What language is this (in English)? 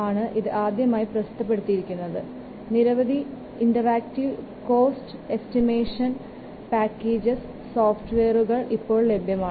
Malayalam